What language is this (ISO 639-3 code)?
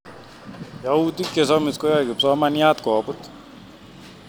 kln